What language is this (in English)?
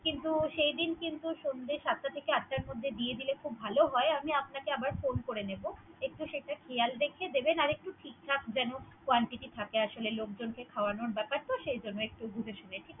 Bangla